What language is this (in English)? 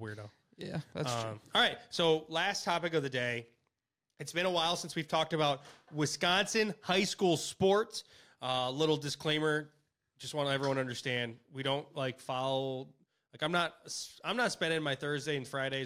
English